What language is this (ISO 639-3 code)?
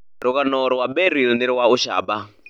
kik